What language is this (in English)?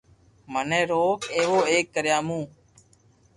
Loarki